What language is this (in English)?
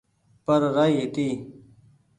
Goaria